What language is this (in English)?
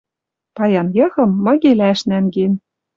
Western Mari